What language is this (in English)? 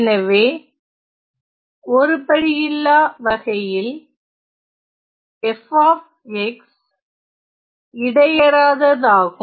Tamil